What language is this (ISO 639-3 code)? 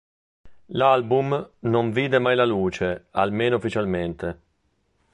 ita